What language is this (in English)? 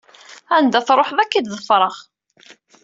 Kabyle